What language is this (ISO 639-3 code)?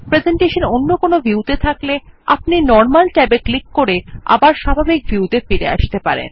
ben